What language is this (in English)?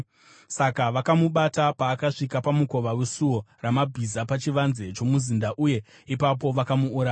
Shona